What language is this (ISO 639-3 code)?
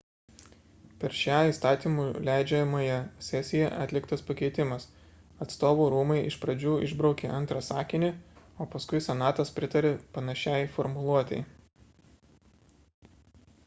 lit